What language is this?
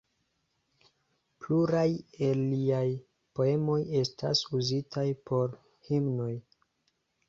Esperanto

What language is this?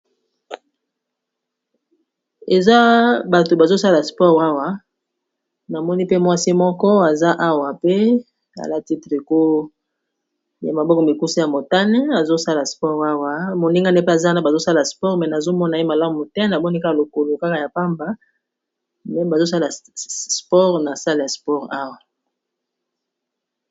Lingala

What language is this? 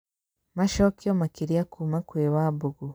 Kikuyu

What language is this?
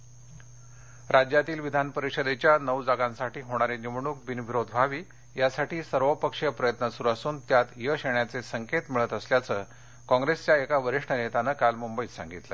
Marathi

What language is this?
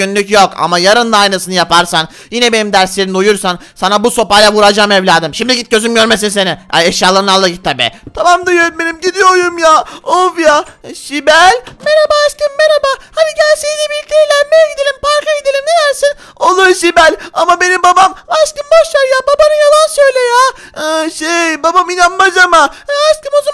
Turkish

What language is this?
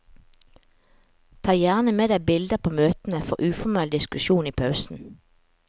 Norwegian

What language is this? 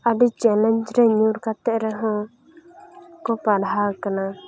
Santali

